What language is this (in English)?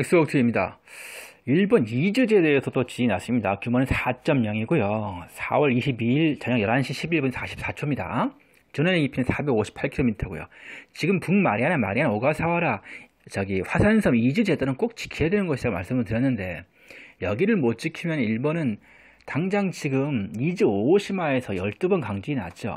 Korean